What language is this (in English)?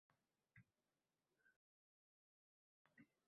Uzbek